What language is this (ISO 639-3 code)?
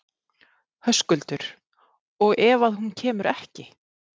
isl